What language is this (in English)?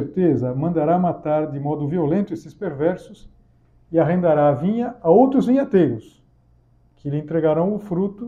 Portuguese